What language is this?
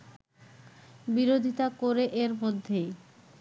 Bangla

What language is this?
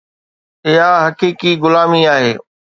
Sindhi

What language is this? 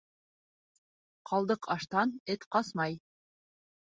Bashkir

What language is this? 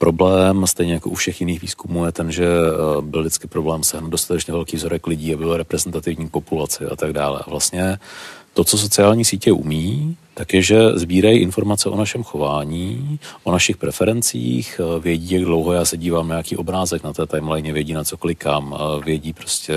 Czech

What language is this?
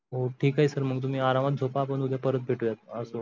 Marathi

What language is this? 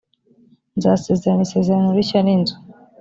Kinyarwanda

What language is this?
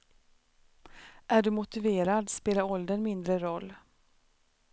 Swedish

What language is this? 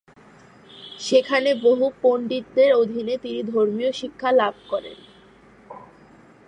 Bangla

